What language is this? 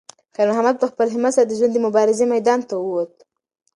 Pashto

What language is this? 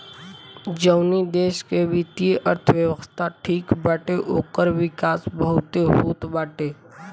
Bhojpuri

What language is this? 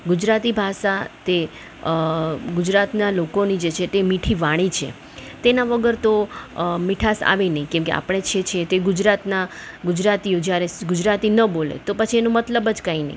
Gujarati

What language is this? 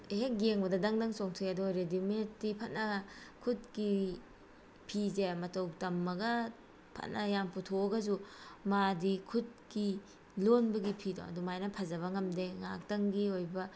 Manipuri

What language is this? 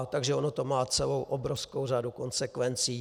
Czech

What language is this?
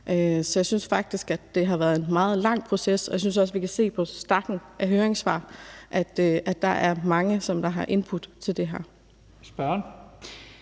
Danish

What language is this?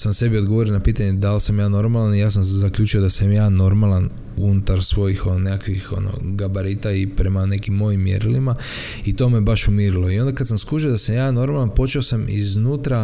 Croatian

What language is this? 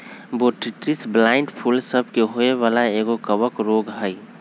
Magahi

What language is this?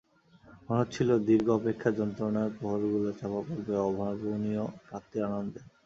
Bangla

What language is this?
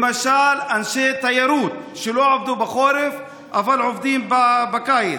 Hebrew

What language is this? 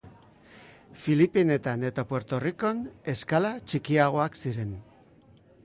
Basque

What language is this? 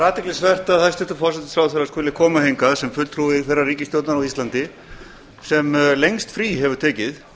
Icelandic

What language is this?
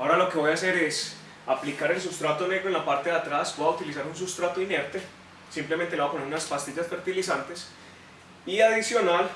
Spanish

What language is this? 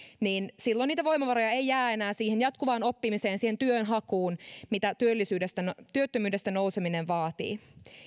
Finnish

